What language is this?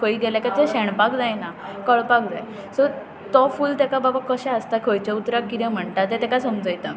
Konkani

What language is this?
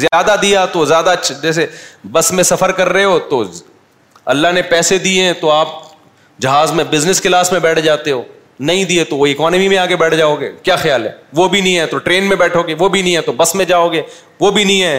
Urdu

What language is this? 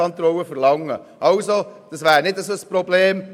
Swiss German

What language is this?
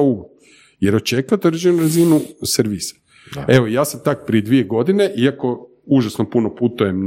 Croatian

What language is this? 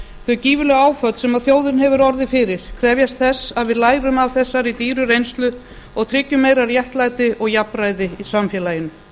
Icelandic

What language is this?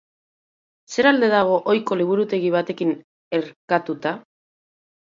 Basque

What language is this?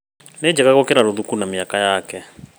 Kikuyu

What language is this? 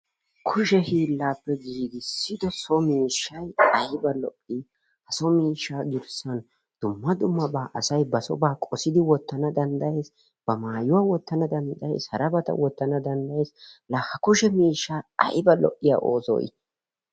Wolaytta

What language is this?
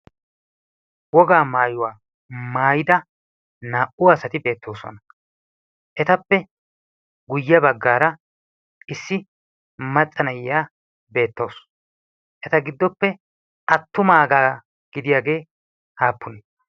Wolaytta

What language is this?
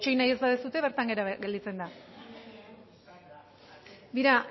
Basque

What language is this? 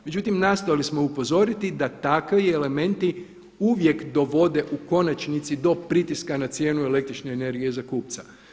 Croatian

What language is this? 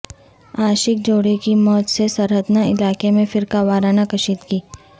Urdu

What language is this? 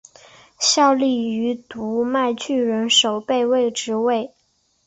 Chinese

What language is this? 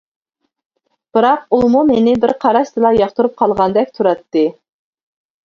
Uyghur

